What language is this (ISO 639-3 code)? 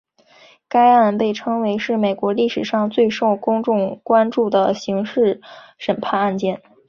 zho